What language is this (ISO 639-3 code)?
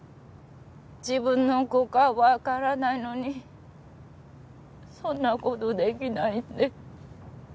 jpn